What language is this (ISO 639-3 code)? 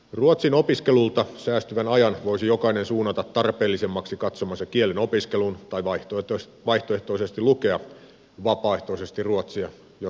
fin